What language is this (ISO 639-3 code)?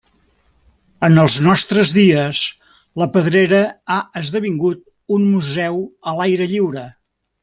cat